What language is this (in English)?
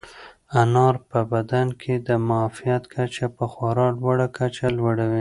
Pashto